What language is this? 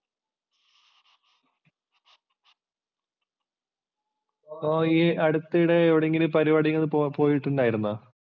Malayalam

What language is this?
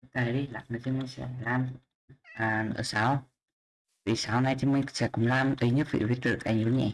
Vietnamese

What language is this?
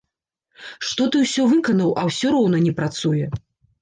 Belarusian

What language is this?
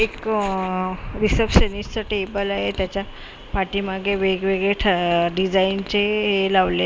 Marathi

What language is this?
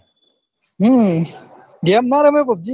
Gujarati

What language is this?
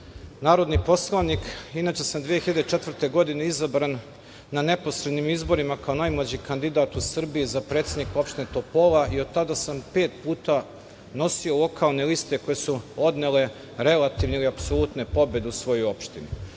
Serbian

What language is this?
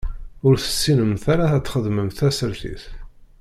Kabyle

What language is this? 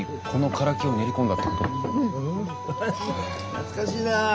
Japanese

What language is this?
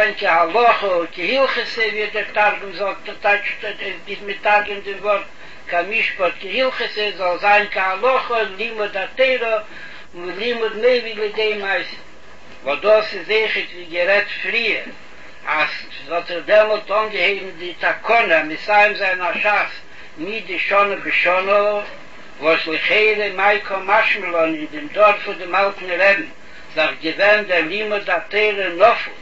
Hebrew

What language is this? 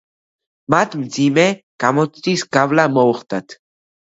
Georgian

